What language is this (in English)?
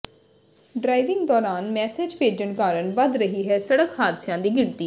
Punjabi